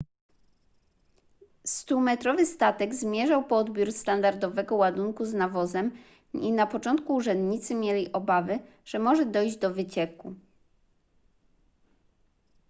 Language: Polish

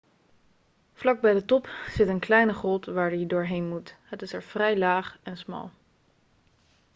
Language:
Dutch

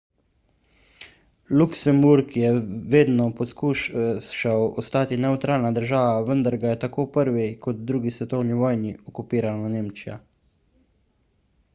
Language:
Slovenian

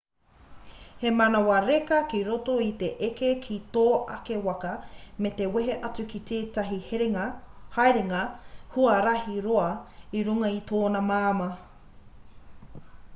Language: Māori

